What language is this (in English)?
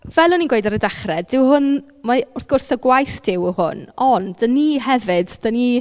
Welsh